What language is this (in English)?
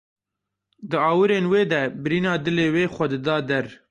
Kurdish